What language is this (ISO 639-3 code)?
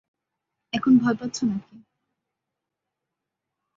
ben